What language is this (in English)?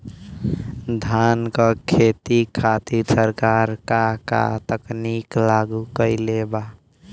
Bhojpuri